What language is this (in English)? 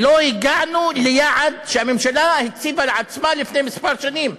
Hebrew